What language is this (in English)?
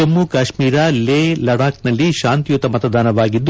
Kannada